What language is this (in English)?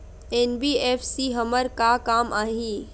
Chhattisgarhi